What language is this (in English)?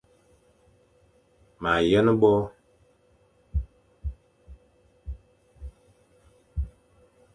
Fang